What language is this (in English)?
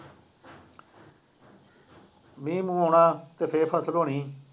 Punjabi